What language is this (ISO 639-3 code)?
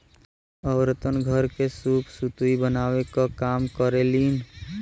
bho